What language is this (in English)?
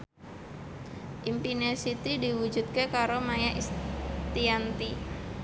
Javanese